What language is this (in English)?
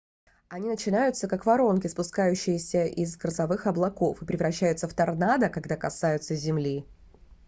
Russian